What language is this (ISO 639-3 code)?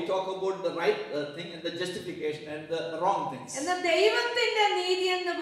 eng